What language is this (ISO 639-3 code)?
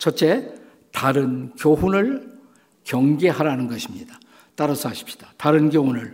kor